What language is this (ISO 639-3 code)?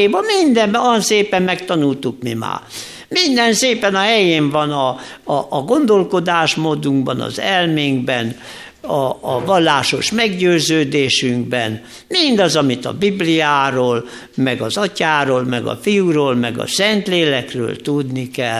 hun